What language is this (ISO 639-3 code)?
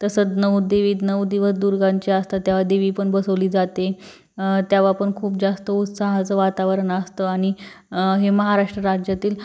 mar